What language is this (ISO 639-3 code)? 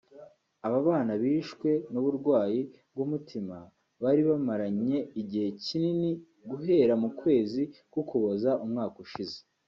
kin